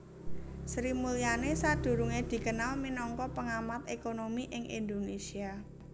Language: Javanese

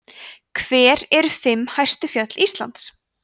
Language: Icelandic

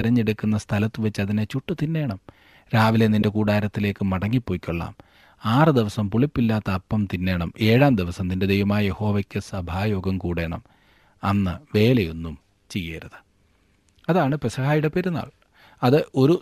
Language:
Malayalam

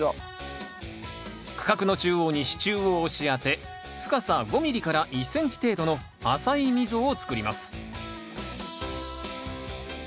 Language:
Japanese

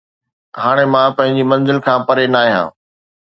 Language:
Sindhi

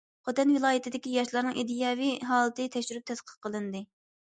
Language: Uyghur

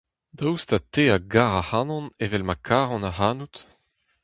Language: Breton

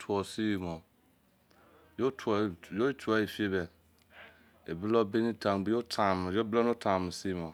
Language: Izon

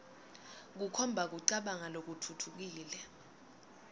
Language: Swati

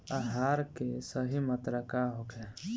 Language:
Bhojpuri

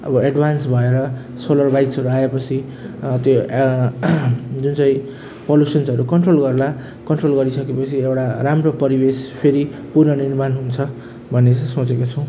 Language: Nepali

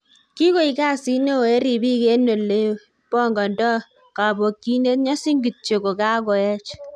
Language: Kalenjin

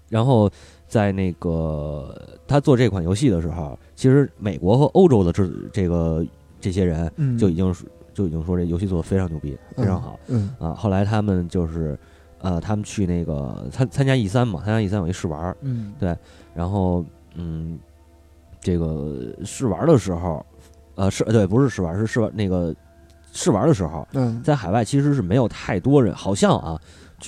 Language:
Chinese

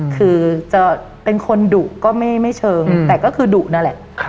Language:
Thai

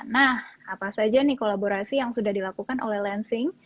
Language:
Indonesian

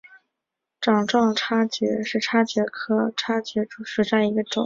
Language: Chinese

